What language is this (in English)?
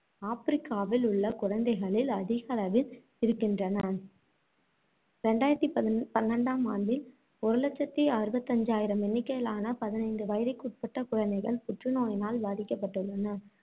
Tamil